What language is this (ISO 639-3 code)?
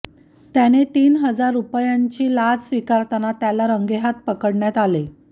mar